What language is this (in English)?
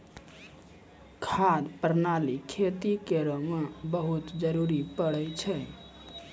Maithili